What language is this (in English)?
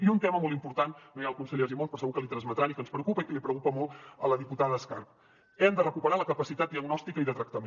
Catalan